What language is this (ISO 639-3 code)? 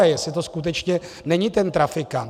ces